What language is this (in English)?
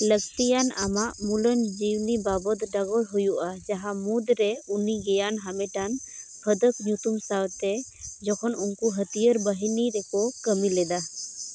Santali